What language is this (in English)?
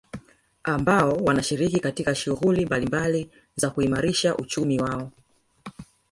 Swahili